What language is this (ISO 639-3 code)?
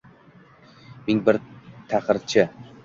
uzb